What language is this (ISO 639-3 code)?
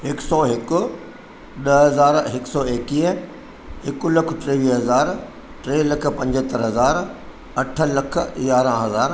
snd